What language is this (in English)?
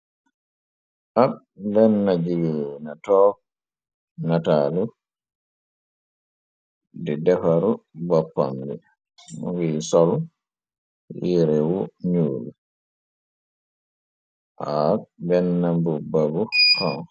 Wolof